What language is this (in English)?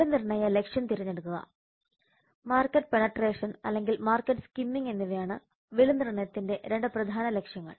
Malayalam